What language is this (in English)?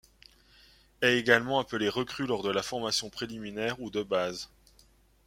French